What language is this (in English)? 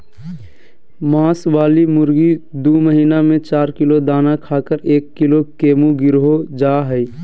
Magahi